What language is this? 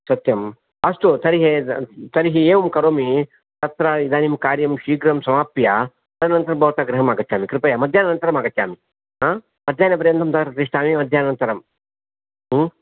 Sanskrit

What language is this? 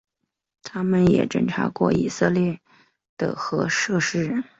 Chinese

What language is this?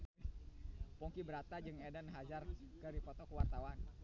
Sundanese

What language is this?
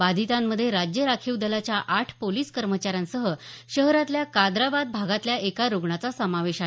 Marathi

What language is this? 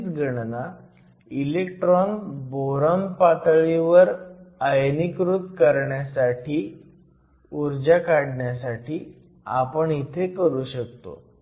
Marathi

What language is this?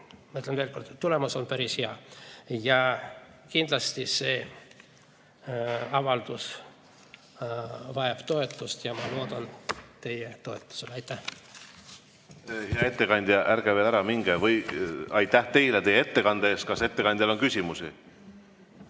Estonian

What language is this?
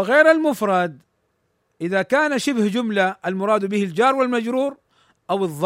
Arabic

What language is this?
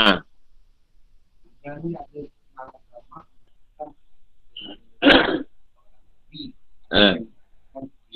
Malay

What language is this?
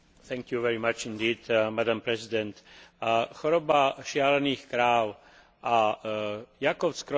Slovak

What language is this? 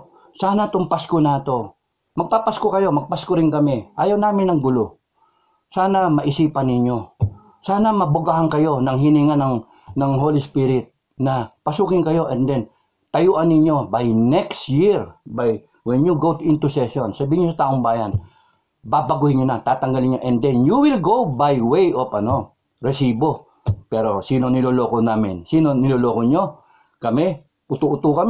Filipino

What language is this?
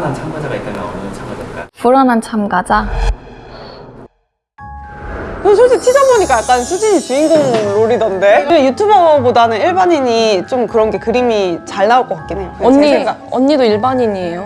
Korean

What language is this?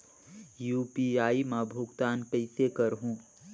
Chhattisgarhi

